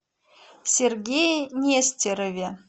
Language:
Russian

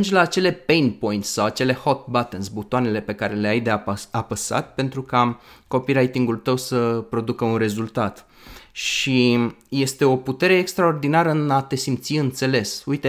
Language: Romanian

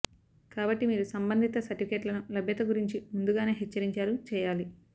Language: Telugu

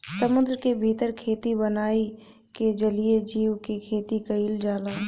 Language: Bhojpuri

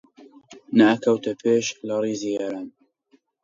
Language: Central Kurdish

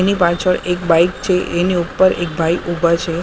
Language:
Gujarati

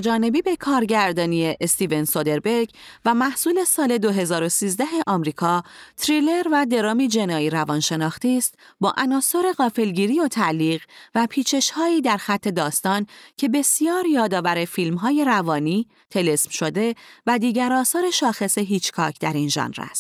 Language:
Persian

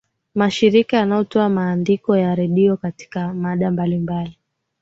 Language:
Swahili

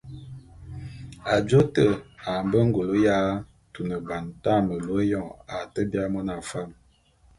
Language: Bulu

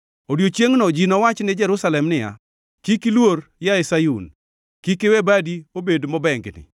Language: Luo (Kenya and Tanzania)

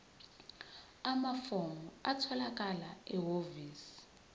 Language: Zulu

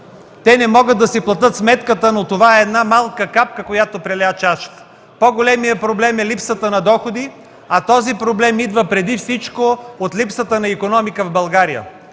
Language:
Bulgarian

